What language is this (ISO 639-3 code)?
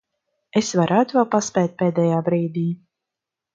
lav